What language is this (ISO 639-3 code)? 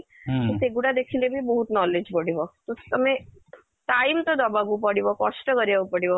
ori